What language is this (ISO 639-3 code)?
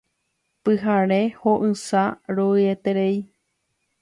grn